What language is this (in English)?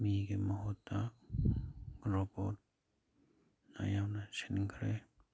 Manipuri